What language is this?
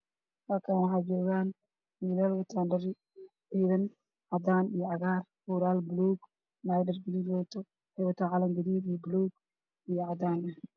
Somali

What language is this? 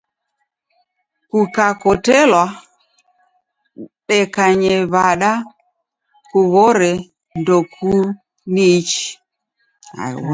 Taita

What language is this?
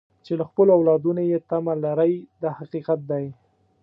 Pashto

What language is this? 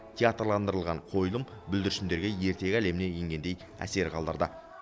Kazakh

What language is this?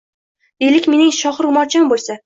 Uzbek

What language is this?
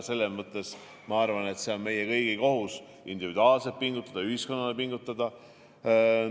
Estonian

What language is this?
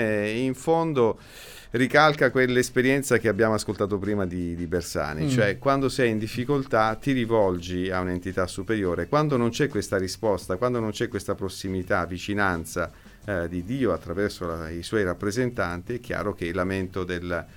Italian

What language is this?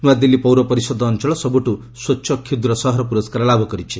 Odia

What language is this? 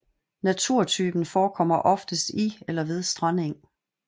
Danish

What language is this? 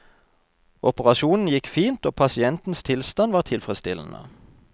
Norwegian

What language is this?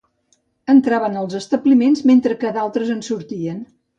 Catalan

